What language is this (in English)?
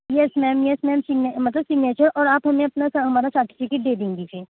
Urdu